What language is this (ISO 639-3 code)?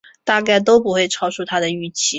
zho